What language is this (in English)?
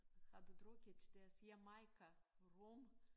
Danish